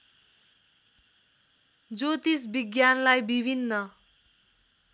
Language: Nepali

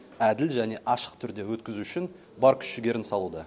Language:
Kazakh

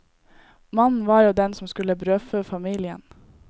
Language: Norwegian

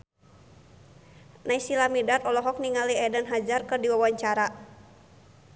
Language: Sundanese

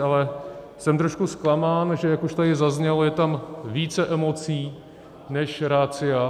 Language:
Czech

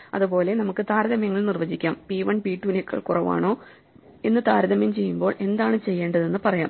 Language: Malayalam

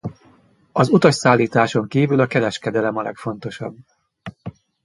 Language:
Hungarian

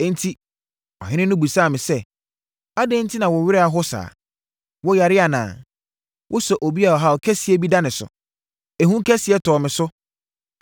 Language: Akan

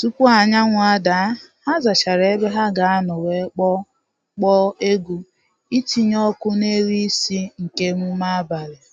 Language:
Igbo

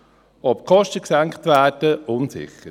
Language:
Swiss German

